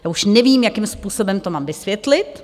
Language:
Czech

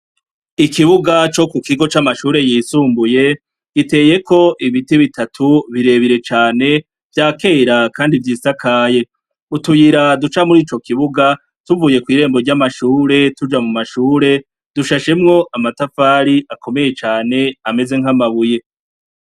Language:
Rundi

